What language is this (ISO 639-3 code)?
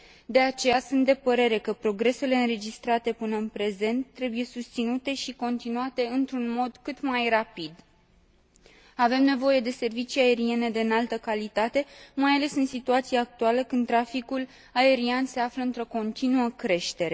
ron